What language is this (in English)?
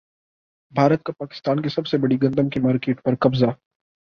Urdu